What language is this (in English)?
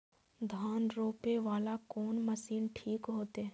Maithili